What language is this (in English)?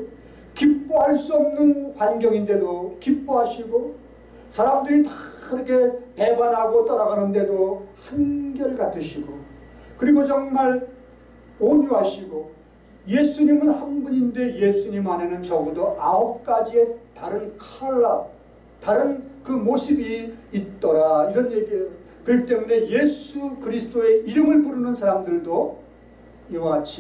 Korean